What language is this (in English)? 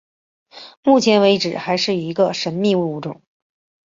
Chinese